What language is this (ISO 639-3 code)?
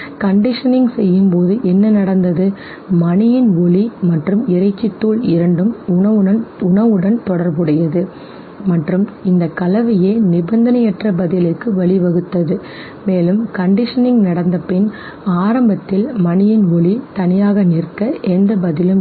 tam